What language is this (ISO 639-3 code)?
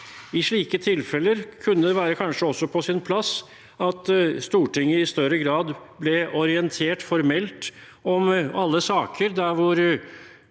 nor